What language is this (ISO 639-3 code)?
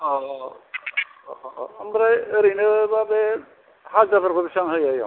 brx